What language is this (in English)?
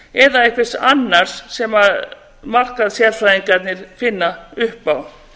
Icelandic